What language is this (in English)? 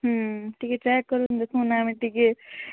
Odia